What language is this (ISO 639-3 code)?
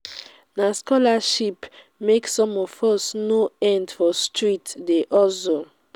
pcm